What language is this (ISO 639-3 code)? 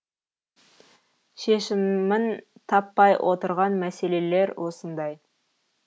kaz